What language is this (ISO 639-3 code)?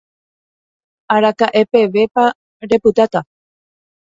grn